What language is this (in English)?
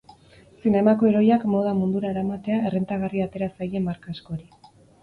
Basque